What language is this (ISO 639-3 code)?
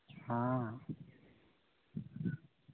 hin